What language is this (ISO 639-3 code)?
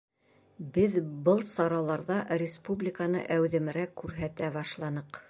bak